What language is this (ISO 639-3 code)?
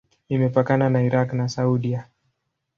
swa